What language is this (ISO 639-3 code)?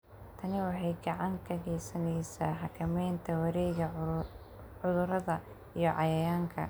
som